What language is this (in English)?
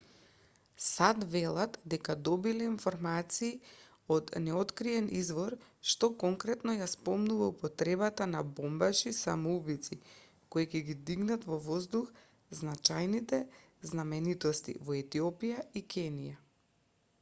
Macedonian